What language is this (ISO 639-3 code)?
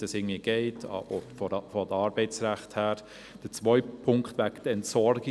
gsw